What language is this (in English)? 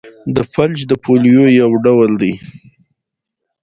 Pashto